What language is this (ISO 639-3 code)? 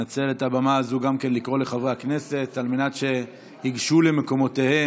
heb